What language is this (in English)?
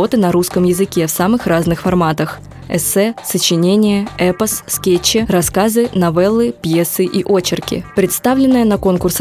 Russian